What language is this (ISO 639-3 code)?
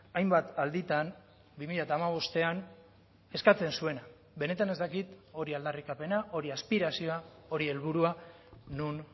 eus